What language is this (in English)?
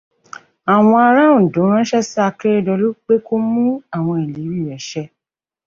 Yoruba